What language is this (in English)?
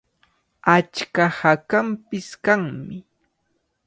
Cajatambo North Lima Quechua